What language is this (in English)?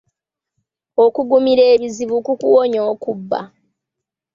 Ganda